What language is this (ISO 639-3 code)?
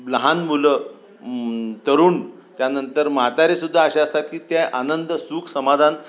mar